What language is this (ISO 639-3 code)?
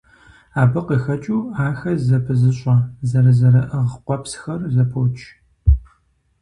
kbd